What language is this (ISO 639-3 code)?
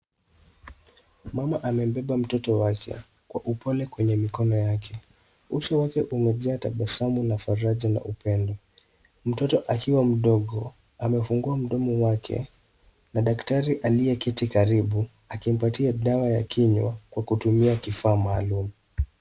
swa